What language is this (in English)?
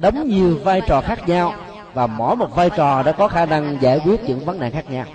Vietnamese